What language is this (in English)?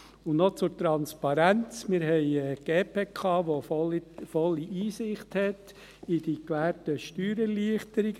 Swiss German